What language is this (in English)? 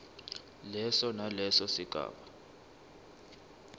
Swati